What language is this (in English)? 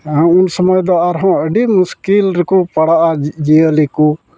Santali